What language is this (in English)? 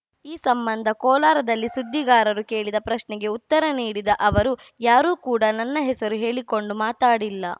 Kannada